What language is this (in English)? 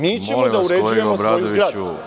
Serbian